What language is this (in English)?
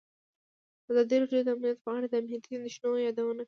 Pashto